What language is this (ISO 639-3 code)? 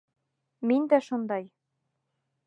bak